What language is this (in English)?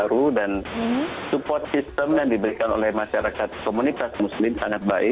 Indonesian